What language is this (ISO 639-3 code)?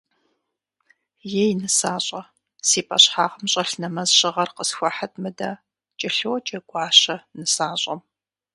kbd